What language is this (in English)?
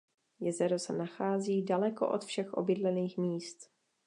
Czech